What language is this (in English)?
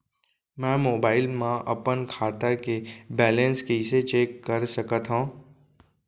Chhattisgarhi